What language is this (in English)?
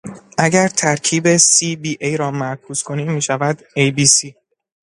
Persian